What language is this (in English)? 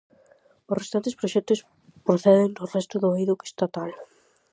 Galician